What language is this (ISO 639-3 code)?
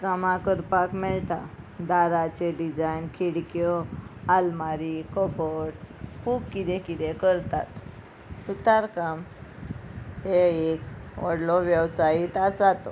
kok